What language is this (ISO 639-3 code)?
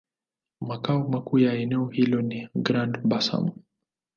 swa